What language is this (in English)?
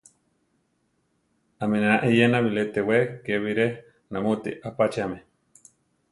Central Tarahumara